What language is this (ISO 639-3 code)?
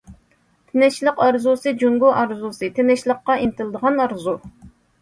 uig